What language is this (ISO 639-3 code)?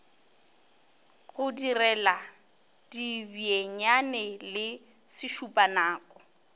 nso